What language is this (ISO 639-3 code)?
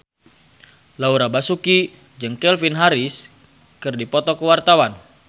sun